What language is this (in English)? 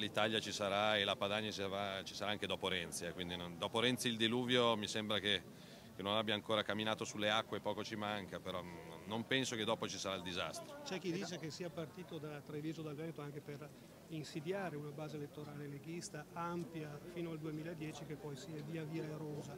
Italian